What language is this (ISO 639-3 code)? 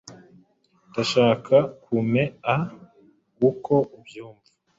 kin